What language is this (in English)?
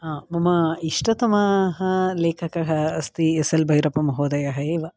Sanskrit